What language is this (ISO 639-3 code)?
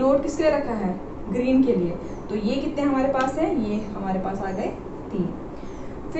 hin